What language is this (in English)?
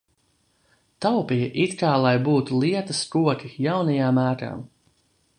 Latvian